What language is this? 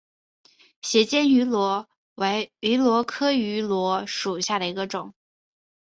Chinese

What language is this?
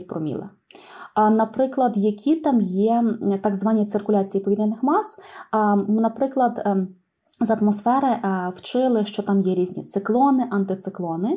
Ukrainian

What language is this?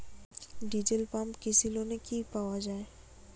Bangla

